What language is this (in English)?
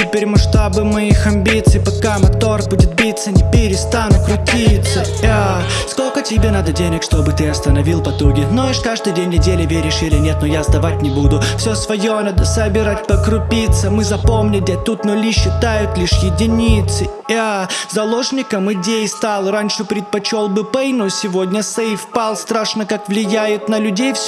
Russian